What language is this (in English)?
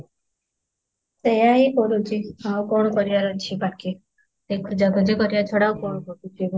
Odia